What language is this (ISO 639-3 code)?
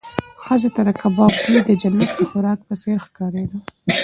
pus